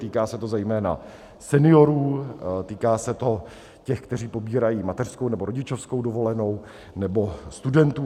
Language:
Czech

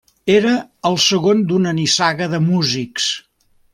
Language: Catalan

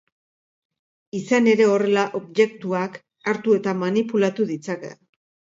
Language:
Basque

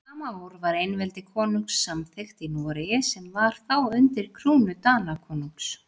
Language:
Icelandic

